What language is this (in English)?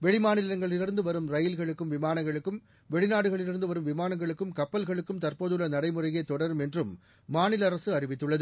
Tamil